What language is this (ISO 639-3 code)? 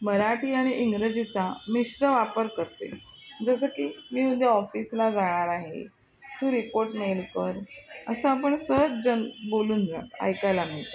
mar